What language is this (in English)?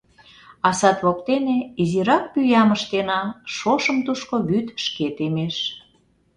Mari